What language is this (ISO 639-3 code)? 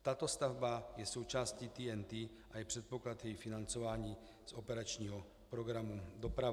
ces